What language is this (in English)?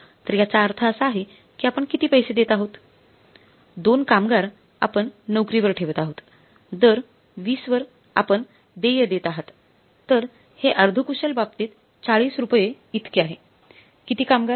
Marathi